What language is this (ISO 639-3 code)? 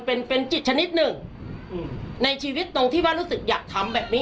tha